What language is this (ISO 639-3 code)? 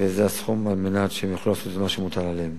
heb